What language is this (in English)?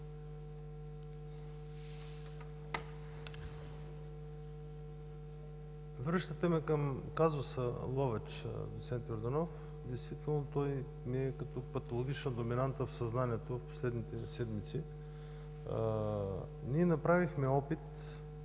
Bulgarian